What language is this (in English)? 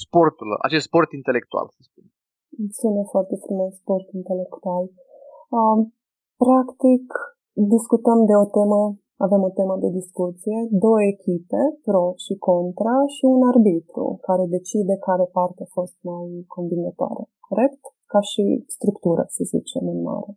Romanian